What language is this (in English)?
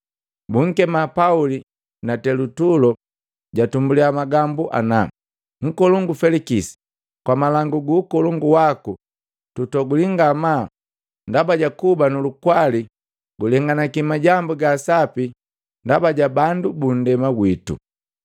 Matengo